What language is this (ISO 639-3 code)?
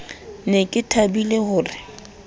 sot